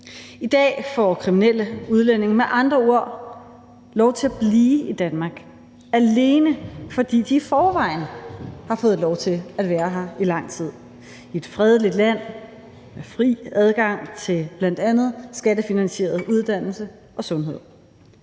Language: Danish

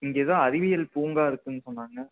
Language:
Tamil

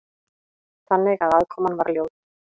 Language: Icelandic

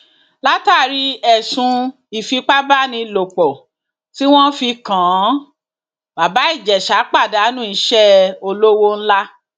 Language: Yoruba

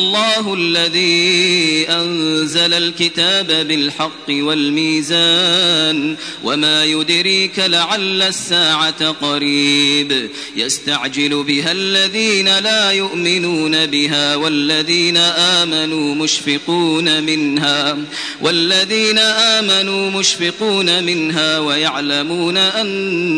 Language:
Arabic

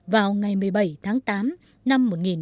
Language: Vietnamese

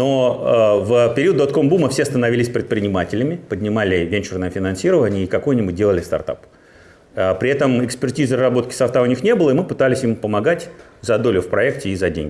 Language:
Russian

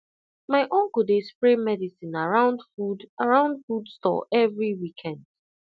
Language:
Nigerian Pidgin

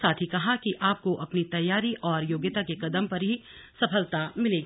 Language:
Hindi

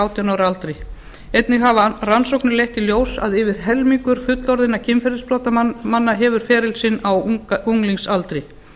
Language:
Icelandic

